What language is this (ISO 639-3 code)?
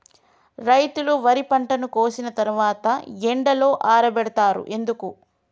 tel